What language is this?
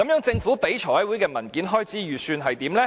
Cantonese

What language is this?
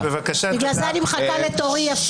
Hebrew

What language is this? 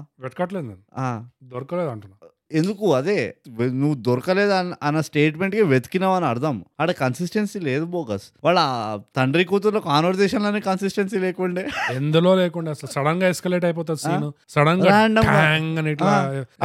Telugu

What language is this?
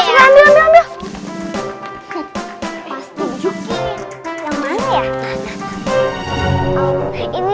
Indonesian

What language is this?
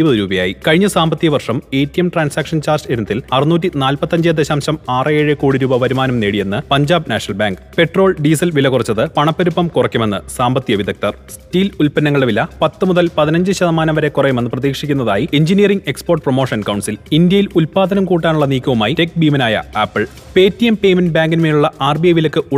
Malayalam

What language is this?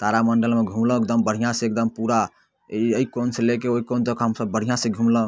Maithili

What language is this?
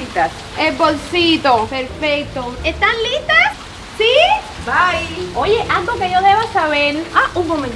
Spanish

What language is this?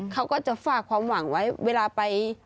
Thai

